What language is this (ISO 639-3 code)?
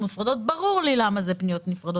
heb